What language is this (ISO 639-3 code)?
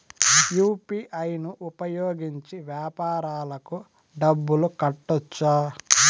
tel